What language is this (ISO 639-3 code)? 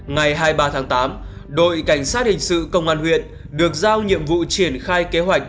vie